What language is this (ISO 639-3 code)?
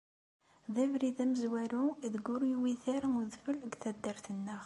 kab